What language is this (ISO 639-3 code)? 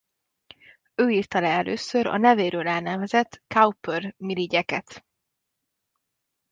hun